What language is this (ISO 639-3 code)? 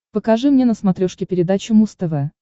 rus